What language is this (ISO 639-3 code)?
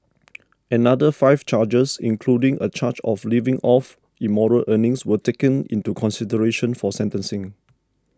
eng